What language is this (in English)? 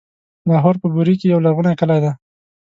Pashto